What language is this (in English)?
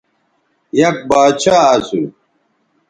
Bateri